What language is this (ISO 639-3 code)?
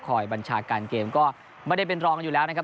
tha